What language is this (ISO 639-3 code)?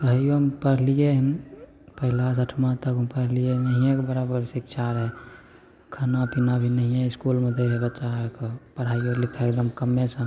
mai